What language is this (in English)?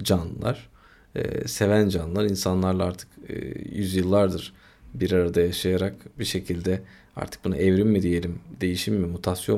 Turkish